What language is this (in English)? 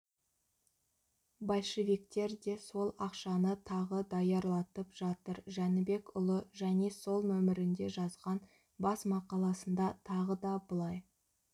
Kazakh